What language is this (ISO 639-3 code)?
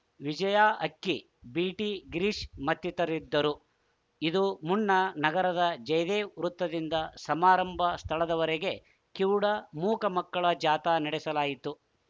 kan